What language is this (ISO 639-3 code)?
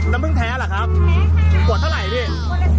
tha